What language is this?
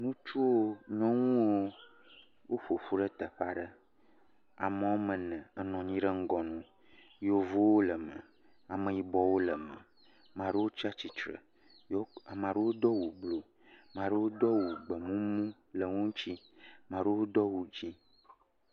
Ewe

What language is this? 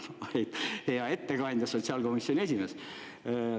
Estonian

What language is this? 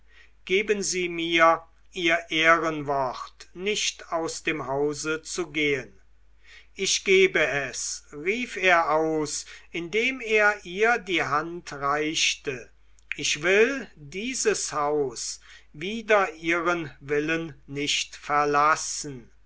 German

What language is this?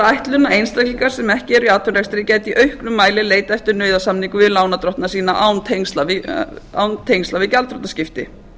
Icelandic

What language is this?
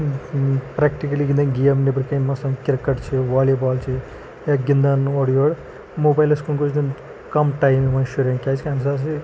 Kashmiri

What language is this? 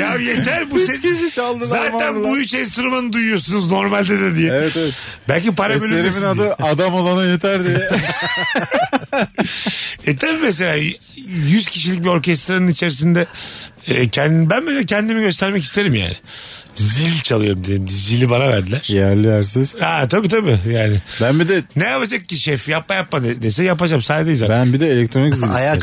Turkish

